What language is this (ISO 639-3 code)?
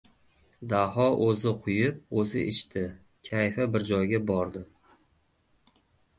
uzb